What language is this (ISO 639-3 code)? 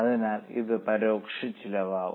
mal